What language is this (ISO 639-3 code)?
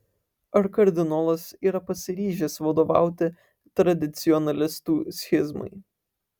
lit